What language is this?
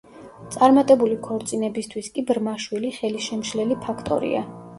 Georgian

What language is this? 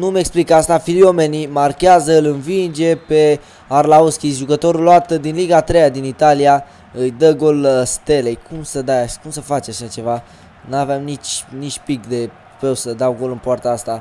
Romanian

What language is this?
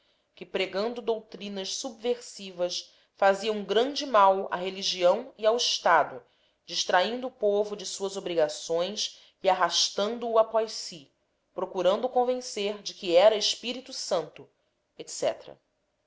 Portuguese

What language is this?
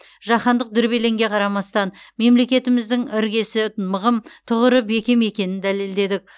Kazakh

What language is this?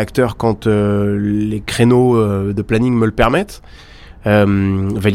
French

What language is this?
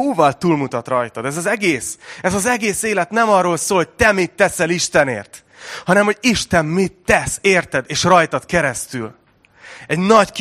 Hungarian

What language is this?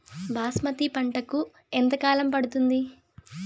Telugu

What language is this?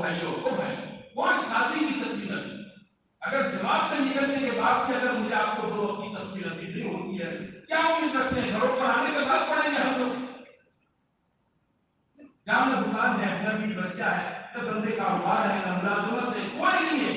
Romanian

